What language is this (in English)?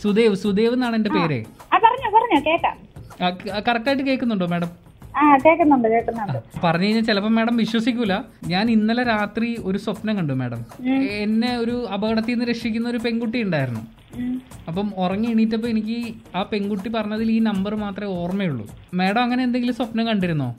Malayalam